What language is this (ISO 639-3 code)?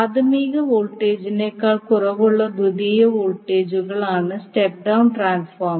mal